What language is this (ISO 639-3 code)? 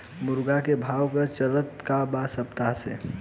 bho